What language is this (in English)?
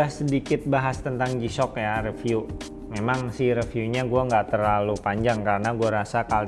Indonesian